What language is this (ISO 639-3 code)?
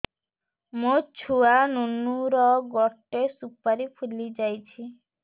ori